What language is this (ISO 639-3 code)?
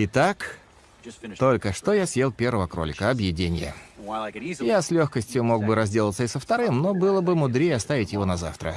rus